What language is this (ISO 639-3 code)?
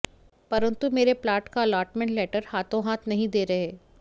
hin